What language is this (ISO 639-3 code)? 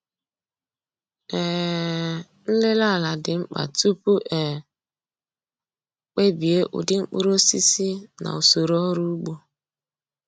ibo